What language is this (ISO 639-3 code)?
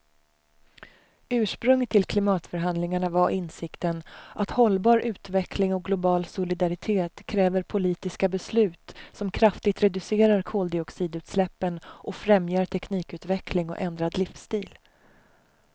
swe